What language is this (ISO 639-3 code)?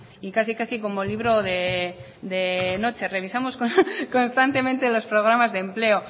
spa